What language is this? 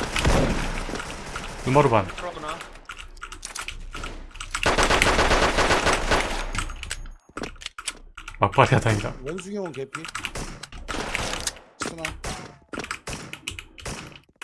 Korean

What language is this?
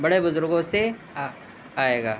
Urdu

